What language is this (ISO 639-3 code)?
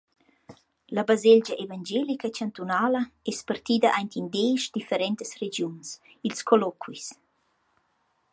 roh